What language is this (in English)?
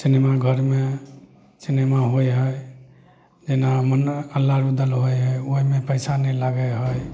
Maithili